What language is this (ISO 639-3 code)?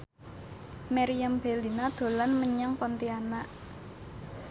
jav